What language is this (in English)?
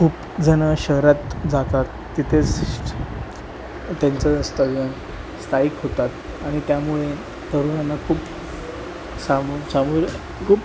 Marathi